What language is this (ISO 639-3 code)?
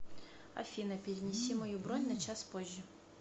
rus